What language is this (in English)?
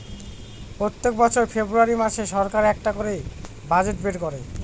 Bangla